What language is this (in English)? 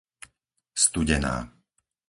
Slovak